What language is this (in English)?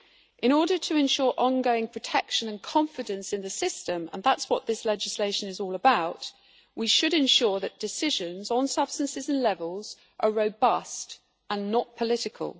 English